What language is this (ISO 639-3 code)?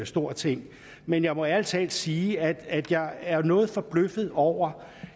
dan